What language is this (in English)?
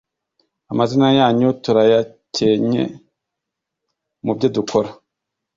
Kinyarwanda